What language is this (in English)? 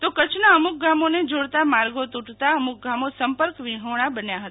Gujarati